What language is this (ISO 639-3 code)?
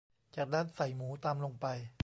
tha